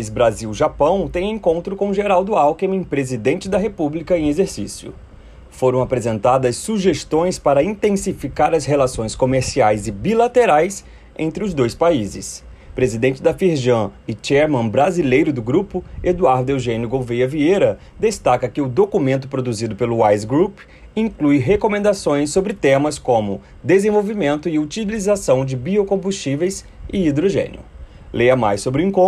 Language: Portuguese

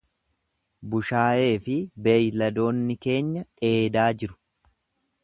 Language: Oromo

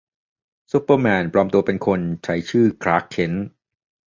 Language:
Thai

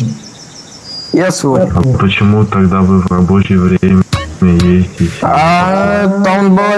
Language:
Russian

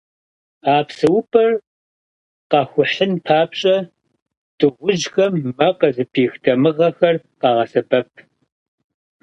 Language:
Kabardian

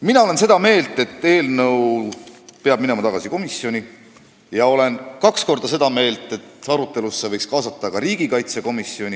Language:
Estonian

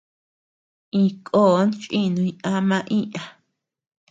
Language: Tepeuxila Cuicatec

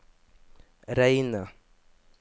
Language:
Norwegian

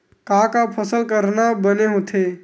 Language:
Chhattisgarhi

